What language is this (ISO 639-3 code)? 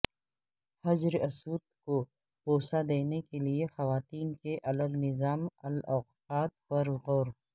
urd